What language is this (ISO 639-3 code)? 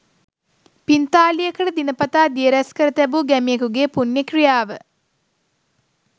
sin